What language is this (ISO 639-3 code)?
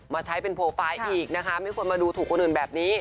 tha